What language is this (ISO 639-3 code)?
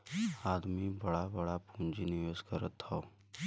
bho